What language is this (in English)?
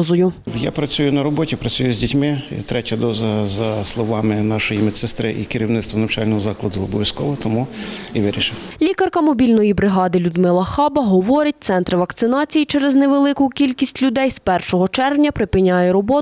Ukrainian